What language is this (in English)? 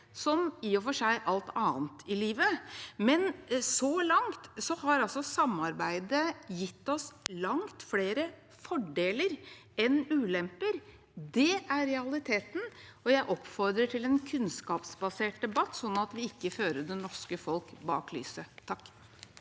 Norwegian